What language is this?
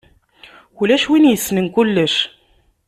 Kabyle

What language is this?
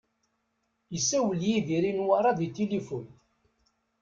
Kabyle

